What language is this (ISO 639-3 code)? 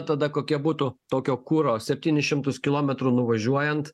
lit